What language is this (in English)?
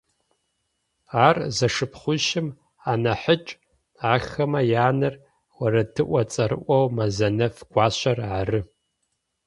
Adyghe